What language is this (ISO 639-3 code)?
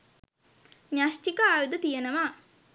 sin